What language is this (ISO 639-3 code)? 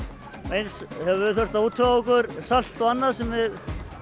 isl